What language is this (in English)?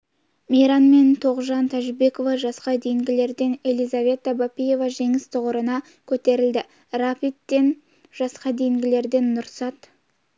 Kazakh